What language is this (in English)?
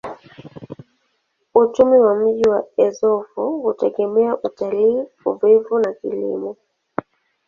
Swahili